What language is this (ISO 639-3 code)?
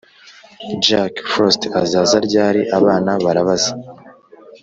kin